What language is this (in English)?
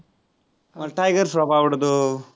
Marathi